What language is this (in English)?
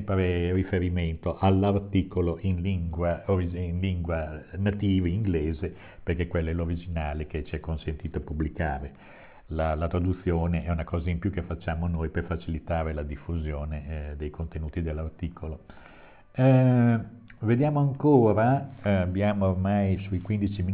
Italian